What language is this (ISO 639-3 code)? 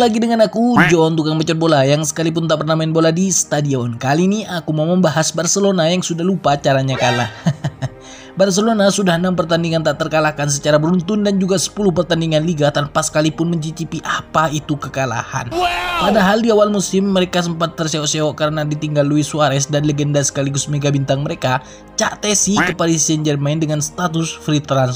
ind